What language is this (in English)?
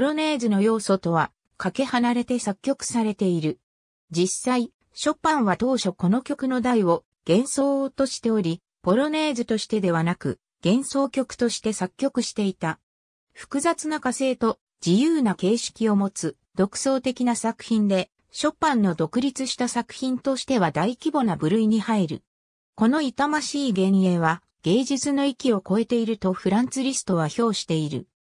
Japanese